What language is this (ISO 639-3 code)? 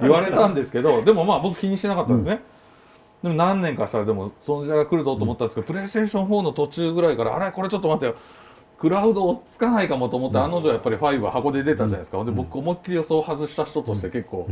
jpn